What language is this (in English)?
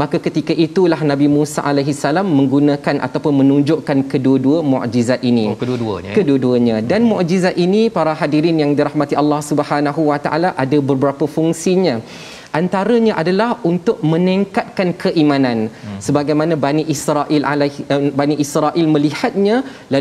Malay